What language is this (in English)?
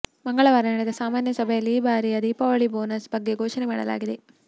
Kannada